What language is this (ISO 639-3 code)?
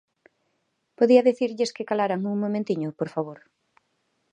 glg